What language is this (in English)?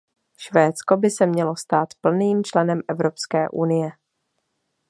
Czech